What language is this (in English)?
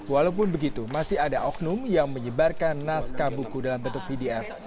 Indonesian